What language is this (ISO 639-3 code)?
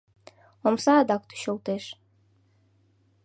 chm